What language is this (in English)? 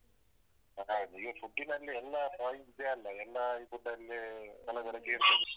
Kannada